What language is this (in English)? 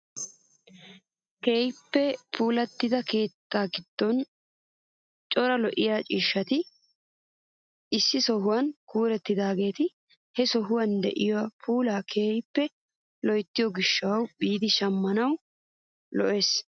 Wolaytta